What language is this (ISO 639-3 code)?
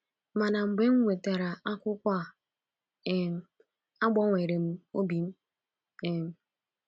ibo